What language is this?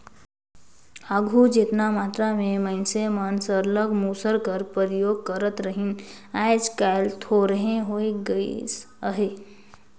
Chhattisgarhi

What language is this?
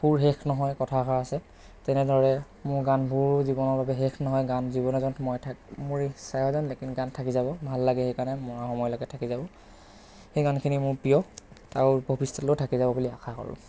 Assamese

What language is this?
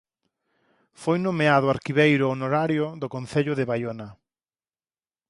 Galician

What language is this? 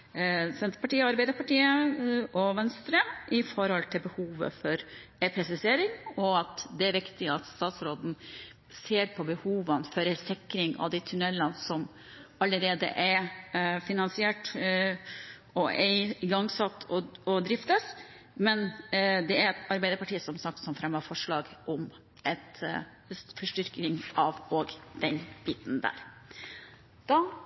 Norwegian Bokmål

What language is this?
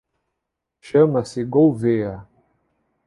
Portuguese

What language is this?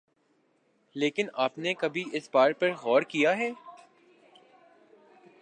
Urdu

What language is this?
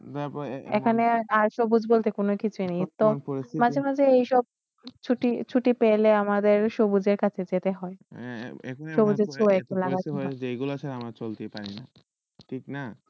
Bangla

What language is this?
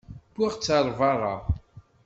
Kabyle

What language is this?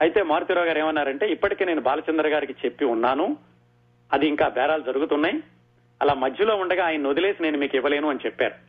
Telugu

